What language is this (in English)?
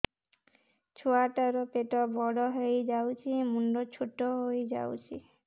Odia